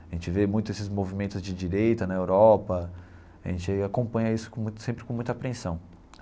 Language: Portuguese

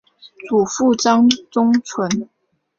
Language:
Chinese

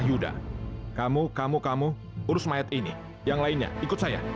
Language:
Indonesian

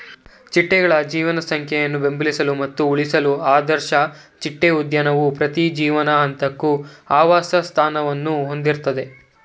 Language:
Kannada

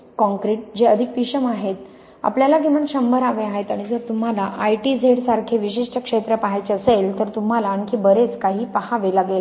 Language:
Marathi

